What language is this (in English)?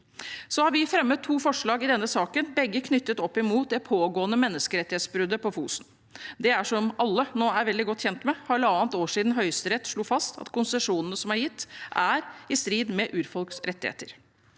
Norwegian